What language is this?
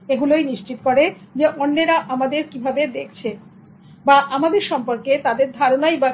Bangla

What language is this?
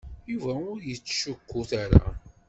Kabyle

